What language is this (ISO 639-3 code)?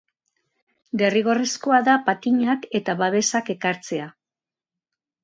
eus